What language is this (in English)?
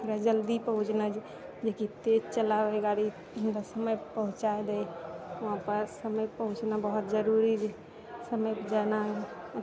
Maithili